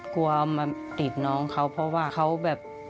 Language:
Thai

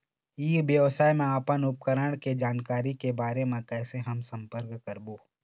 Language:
Chhattisgarhi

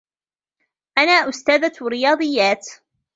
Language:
Arabic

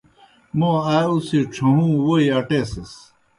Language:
Kohistani Shina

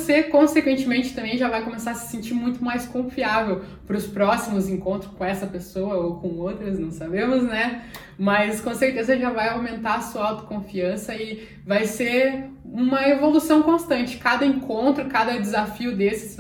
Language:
Portuguese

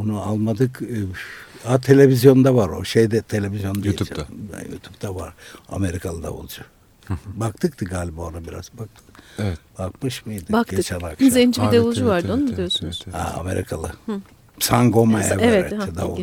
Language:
Turkish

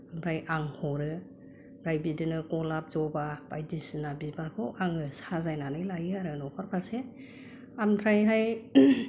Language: Bodo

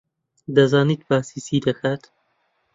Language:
Central Kurdish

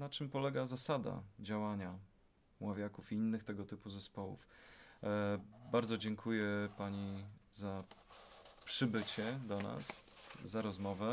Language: Polish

